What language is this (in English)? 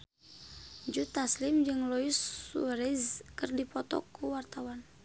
Sundanese